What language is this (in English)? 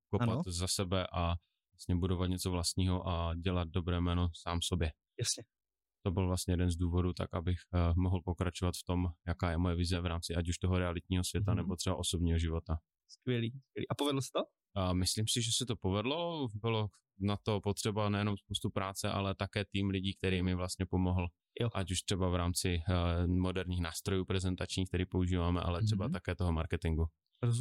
Czech